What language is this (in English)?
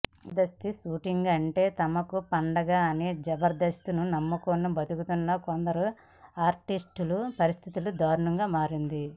Telugu